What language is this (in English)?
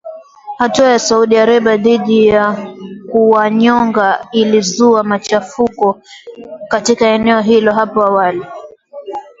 Swahili